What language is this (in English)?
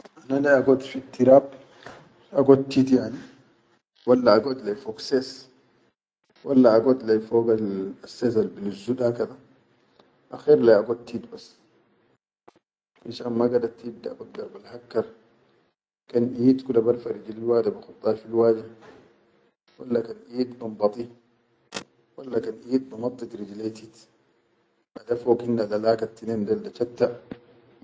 Chadian Arabic